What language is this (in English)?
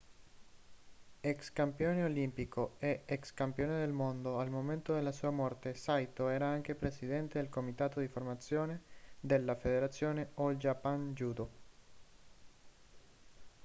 Italian